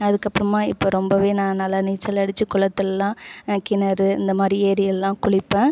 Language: Tamil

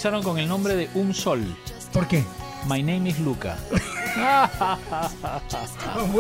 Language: Spanish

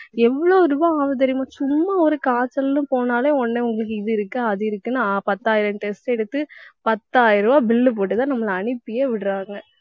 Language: Tamil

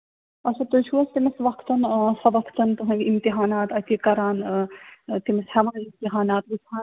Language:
Kashmiri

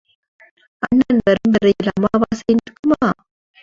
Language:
Tamil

